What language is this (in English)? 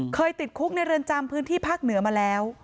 Thai